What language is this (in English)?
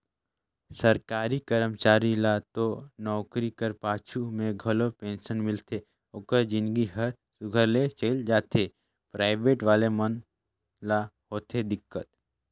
Chhattisgarhi